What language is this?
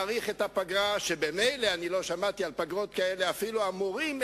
Hebrew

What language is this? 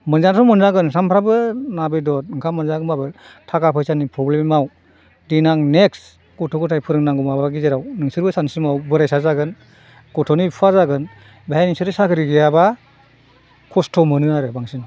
Bodo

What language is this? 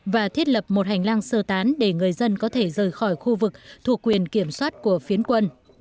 Vietnamese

